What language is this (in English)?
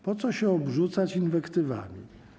Polish